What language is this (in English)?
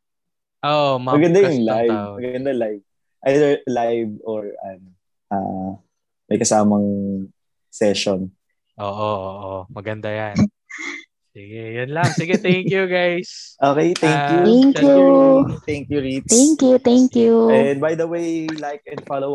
Filipino